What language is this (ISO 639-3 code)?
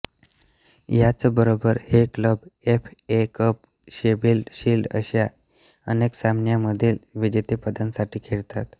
mar